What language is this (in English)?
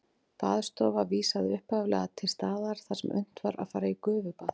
Icelandic